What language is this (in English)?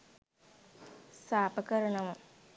Sinhala